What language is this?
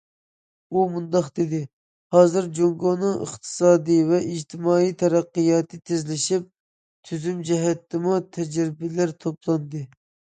Uyghur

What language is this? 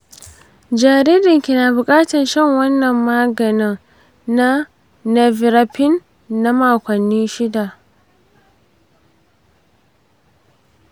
Hausa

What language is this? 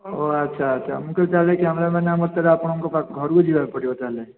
Odia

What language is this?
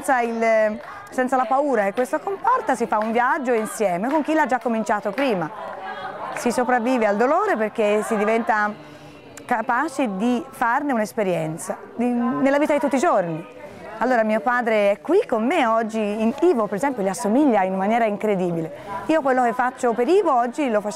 Italian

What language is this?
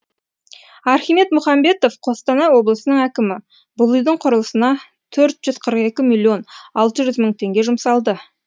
Kazakh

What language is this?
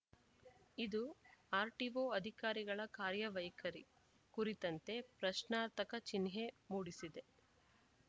Kannada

